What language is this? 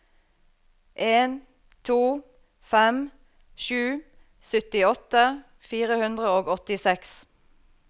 Norwegian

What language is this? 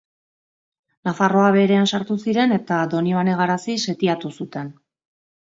Basque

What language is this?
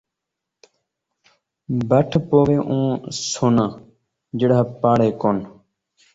Saraiki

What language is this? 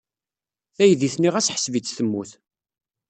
Kabyle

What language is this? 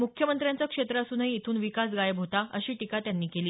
Marathi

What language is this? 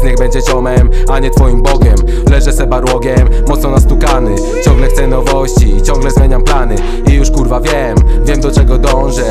Polish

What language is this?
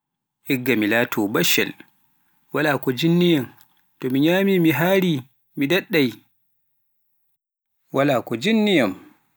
Pular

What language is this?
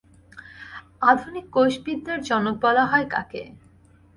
Bangla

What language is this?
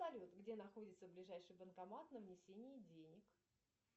Russian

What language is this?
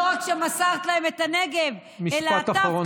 Hebrew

